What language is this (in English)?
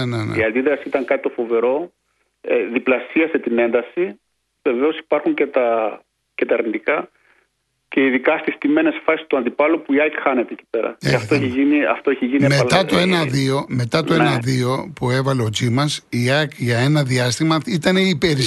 Greek